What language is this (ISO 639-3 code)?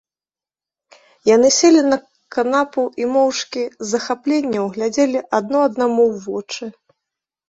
bel